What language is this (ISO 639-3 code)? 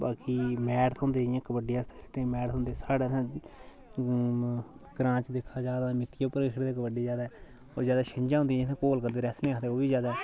doi